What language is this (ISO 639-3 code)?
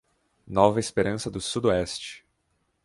por